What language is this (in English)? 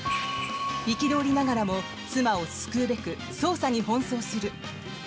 Japanese